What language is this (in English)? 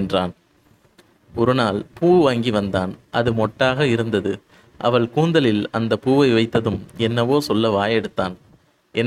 Tamil